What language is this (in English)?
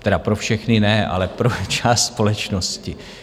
Czech